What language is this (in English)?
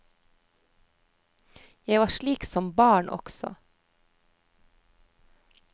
Norwegian